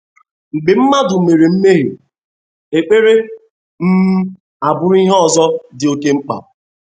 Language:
Igbo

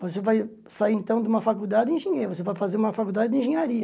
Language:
Portuguese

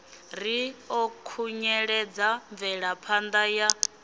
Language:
Venda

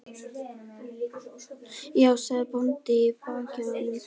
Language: Icelandic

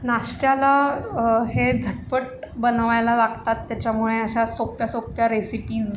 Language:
Marathi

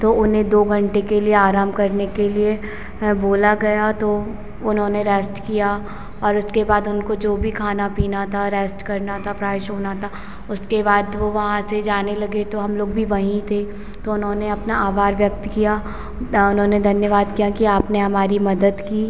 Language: Hindi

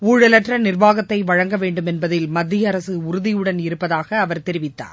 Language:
Tamil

